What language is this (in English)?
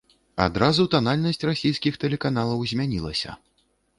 Belarusian